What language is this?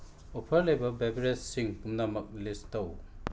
Manipuri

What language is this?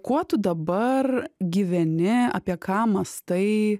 Lithuanian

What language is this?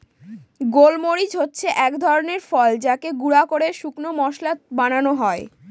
Bangla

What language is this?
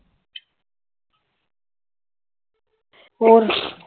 Punjabi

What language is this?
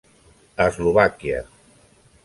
Catalan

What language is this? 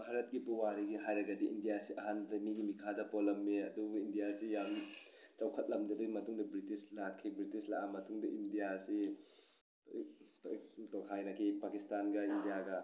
Manipuri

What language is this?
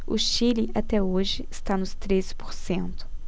Portuguese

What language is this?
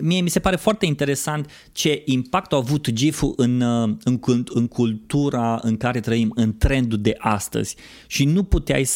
Romanian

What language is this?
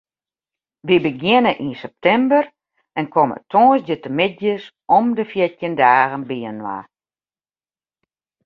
Western Frisian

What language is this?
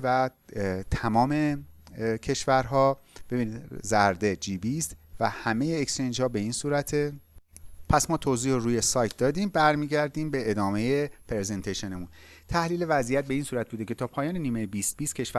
Persian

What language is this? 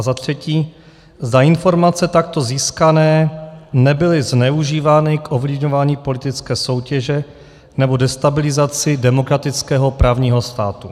Czech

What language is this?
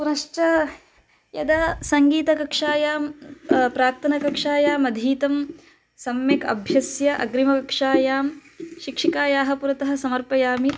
Sanskrit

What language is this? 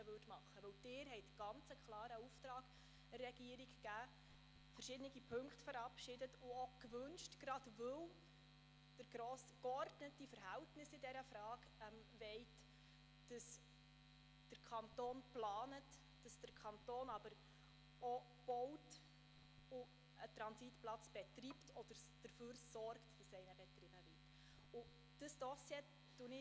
Swiss German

